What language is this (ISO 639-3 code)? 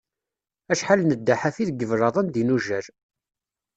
kab